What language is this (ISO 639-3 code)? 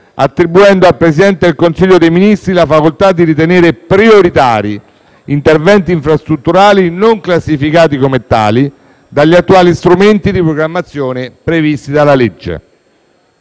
ita